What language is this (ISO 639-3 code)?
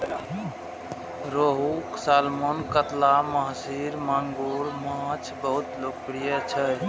mai